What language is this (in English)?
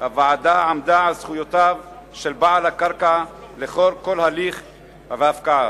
Hebrew